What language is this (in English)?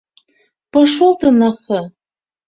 Mari